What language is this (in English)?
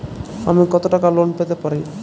Bangla